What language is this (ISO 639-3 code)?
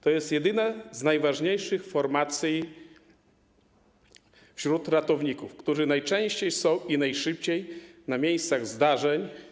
pol